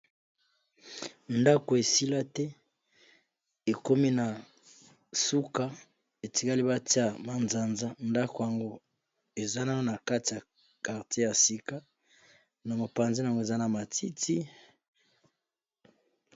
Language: Lingala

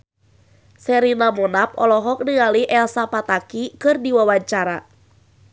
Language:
Sundanese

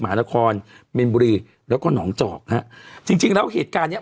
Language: Thai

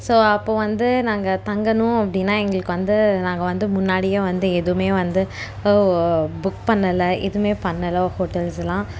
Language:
Tamil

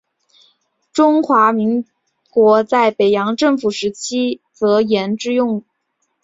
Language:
Chinese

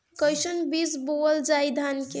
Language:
Bhojpuri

